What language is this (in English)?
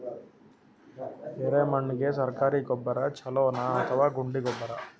Kannada